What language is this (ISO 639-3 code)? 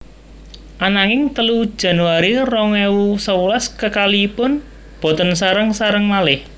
jav